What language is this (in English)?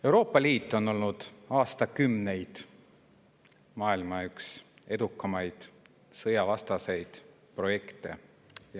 Estonian